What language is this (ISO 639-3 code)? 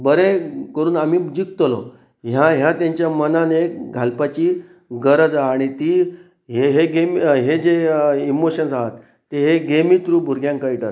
kok